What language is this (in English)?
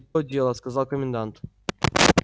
Russian